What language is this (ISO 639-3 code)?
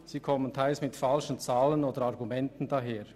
gsw